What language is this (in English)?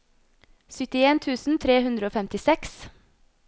Norwegian